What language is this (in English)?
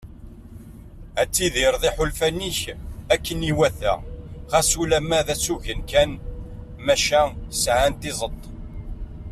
Kabyle